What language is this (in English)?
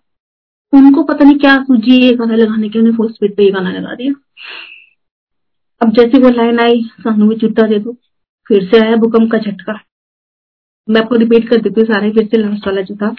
Hindi